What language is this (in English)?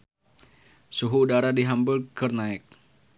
Sundanese